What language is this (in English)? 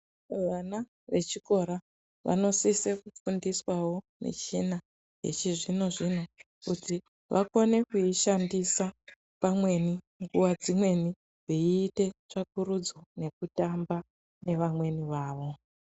Ndau